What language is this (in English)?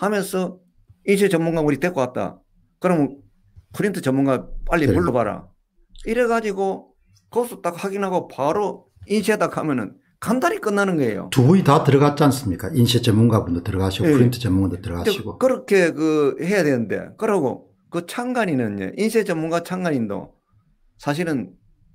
Korean